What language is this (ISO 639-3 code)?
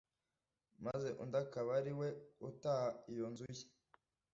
kin